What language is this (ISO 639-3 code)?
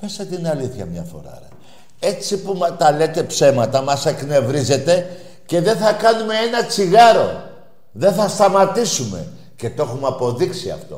ell